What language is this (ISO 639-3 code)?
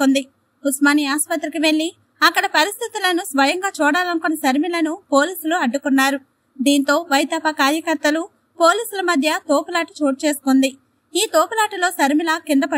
hin